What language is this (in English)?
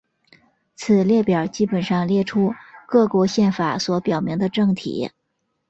Chinese